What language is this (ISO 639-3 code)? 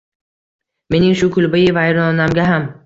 uzb